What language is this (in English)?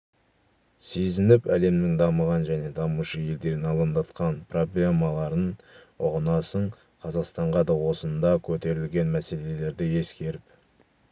Kazakh